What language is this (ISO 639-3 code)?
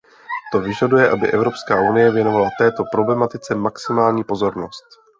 ces